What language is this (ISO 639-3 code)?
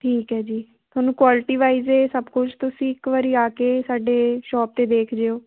pan